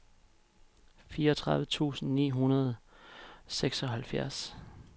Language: Danish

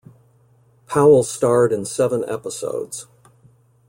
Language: English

